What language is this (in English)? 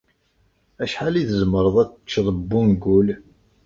Kabyle